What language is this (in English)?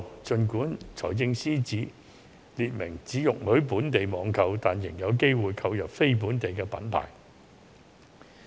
Cantonese